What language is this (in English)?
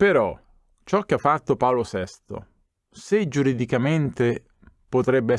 Italian